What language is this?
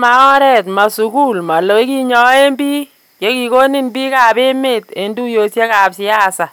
Kalenjin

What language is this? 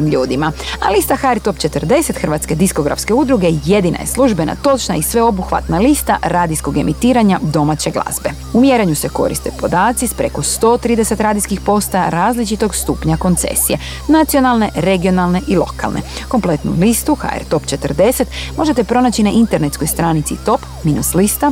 Croatian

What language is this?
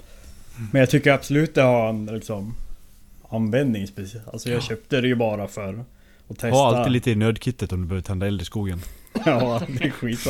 Swedish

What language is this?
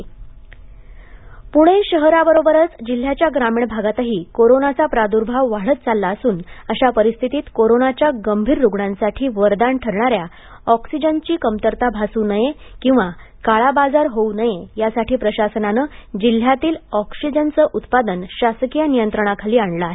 Marathi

